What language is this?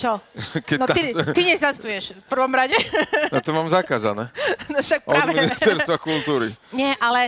Slovak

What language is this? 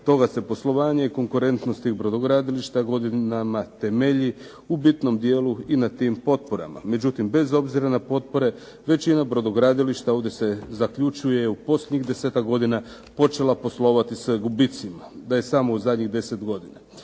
Croatian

